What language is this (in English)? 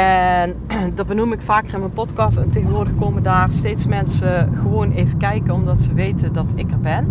Dutch